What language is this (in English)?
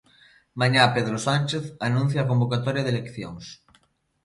Galician